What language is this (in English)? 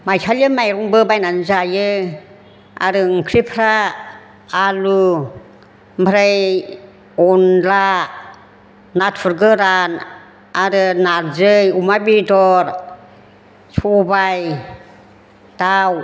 Bodo